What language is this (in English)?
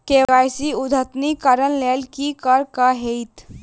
Maithili